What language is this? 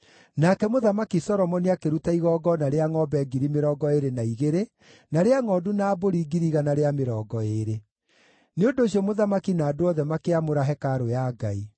Kikuyu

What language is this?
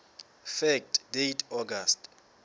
Southern Sotho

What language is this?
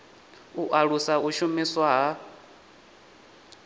Venda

